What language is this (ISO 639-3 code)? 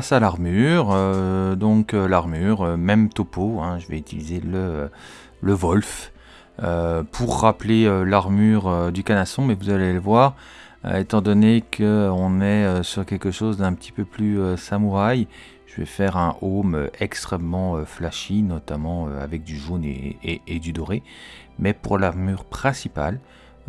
fra